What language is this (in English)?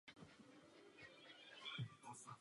Czech